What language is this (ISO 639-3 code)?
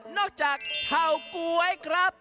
tha